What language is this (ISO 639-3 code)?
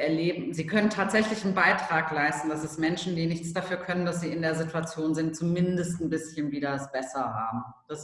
deu